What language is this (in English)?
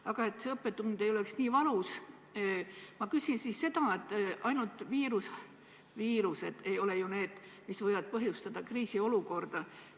Estonian